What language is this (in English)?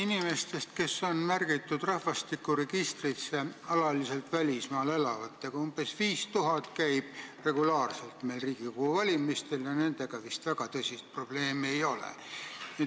Estonian